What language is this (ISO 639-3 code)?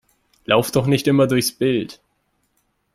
deu